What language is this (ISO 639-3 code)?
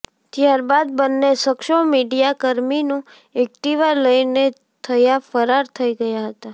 guj